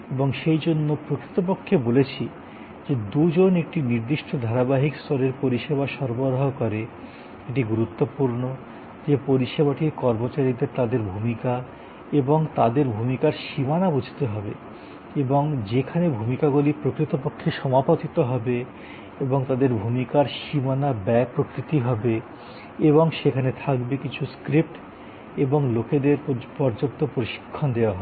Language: Bangla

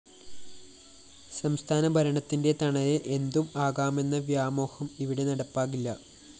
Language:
Malayalam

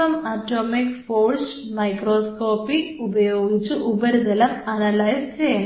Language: Malayalam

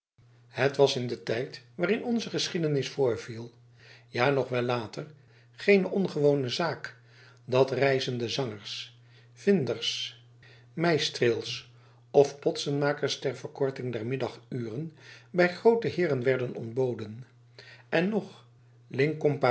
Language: Dutch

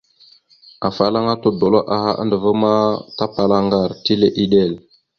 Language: Mada (Cameroon)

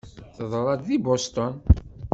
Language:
Kabyle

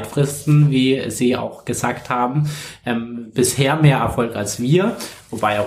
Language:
German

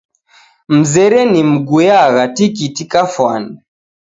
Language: Taita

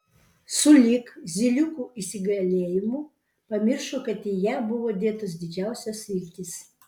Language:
Lithuanian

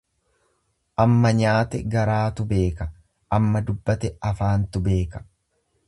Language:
Oromo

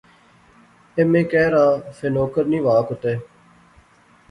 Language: Pahari-Potwari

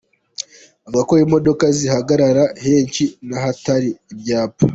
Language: Kinyarwanda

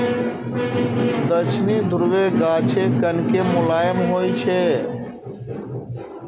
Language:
Maithili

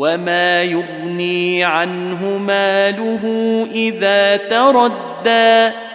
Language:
Arabic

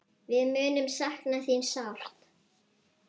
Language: Icelandic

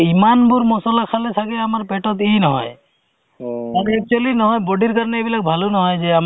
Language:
Assamese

